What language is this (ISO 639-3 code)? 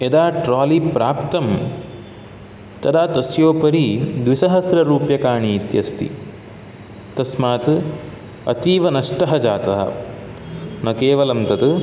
san